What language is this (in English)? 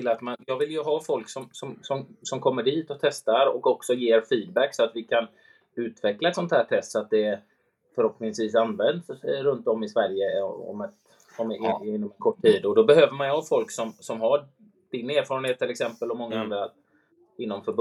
Swedish